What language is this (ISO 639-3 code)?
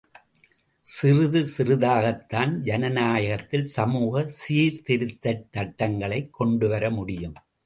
tam